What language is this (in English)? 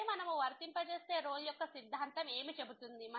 Telugu